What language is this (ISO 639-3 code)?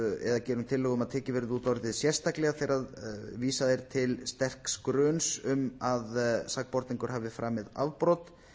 isl